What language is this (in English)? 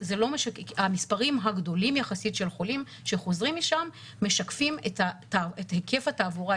Hebrew